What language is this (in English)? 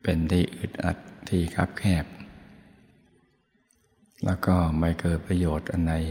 Thai